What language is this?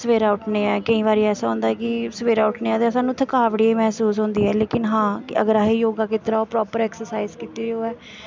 Dogri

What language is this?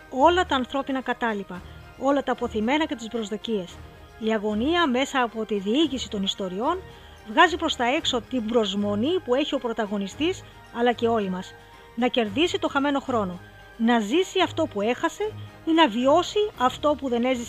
Greek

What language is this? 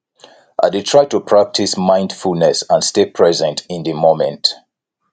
Nigerian Pidgin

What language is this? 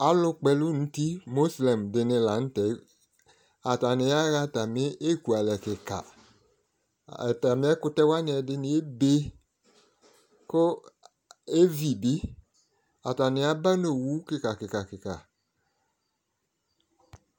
Ikposo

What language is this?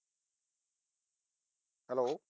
Punjabi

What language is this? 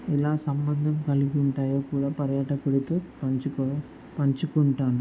Telugu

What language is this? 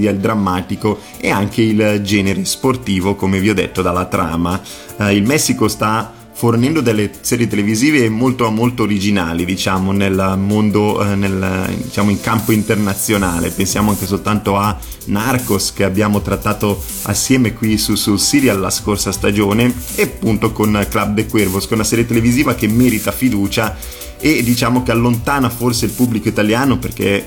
Italian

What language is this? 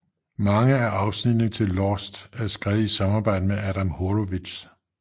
Danish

